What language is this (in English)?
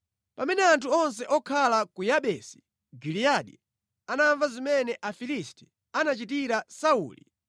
Nyanja